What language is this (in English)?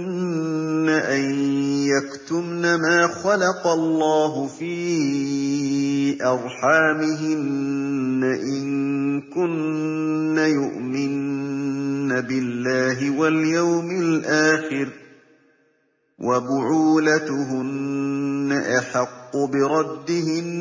Arabic